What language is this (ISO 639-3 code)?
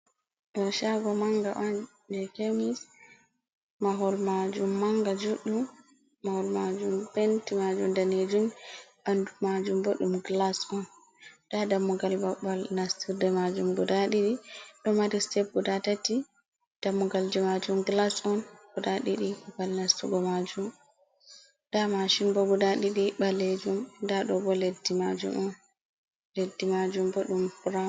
ful